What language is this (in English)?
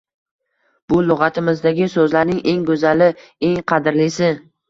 Uzbek